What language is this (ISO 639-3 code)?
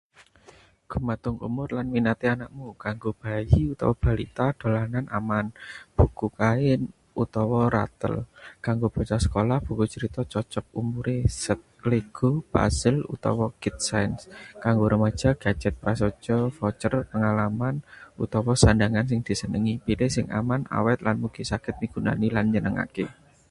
jav